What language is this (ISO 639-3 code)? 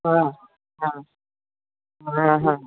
snd